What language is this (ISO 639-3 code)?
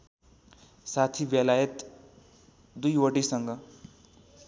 nep